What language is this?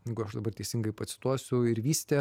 Lithuanian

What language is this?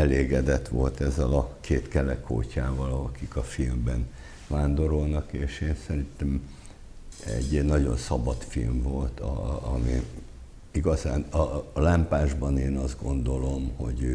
Hungarian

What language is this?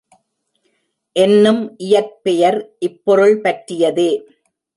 Tamil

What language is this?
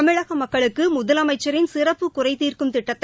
Tamil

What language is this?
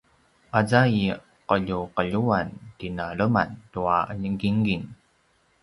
Paiwan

